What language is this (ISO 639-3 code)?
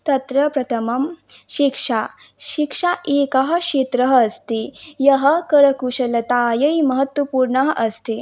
san